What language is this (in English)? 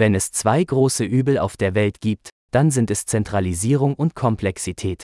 Filipino